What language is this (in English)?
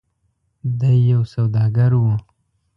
Pashto